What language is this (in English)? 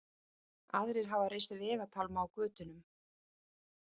Icelandic